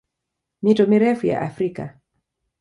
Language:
Swahili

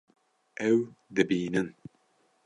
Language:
Kurdish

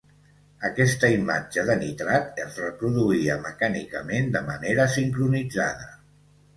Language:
Catalan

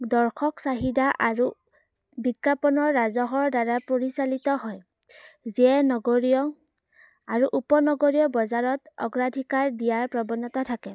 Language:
Assamese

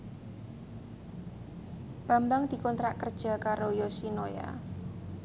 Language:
Javanese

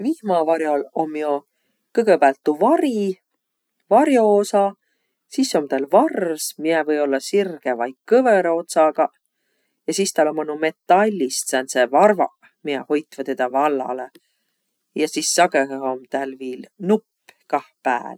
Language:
Võro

